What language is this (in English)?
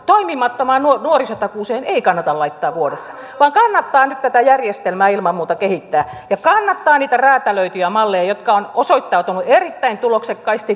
Finnish